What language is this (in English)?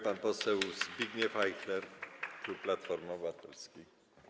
Polish